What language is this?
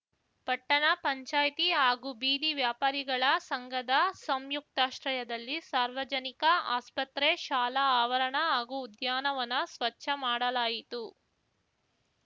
Kannada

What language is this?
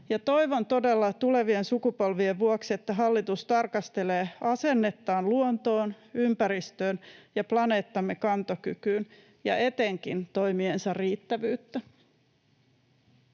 Finnish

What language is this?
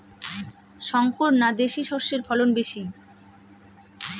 Bangla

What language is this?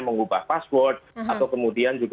Indonesian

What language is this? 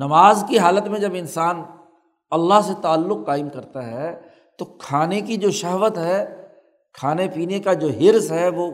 Urdu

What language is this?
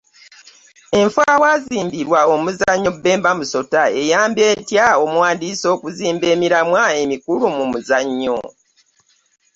Ganda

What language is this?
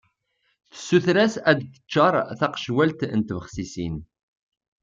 Kabyle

